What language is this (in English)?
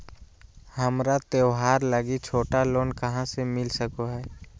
Magahi